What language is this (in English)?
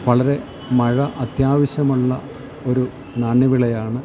Malayalam